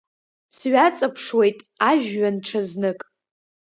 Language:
Abkhazian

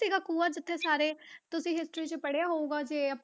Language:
Punjabi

